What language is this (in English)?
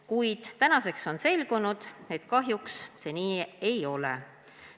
Estonian